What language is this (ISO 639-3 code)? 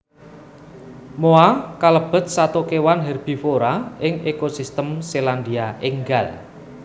jav